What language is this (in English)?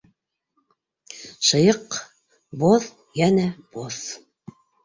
Bashkir